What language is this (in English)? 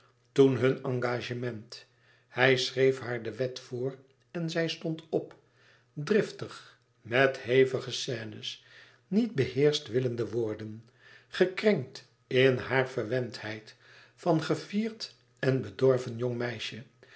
Dutch